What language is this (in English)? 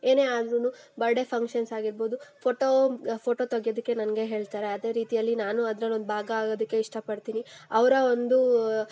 Kannada